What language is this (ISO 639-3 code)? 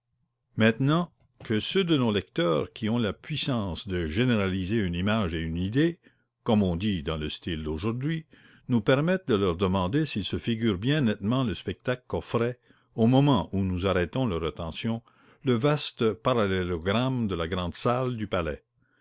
fra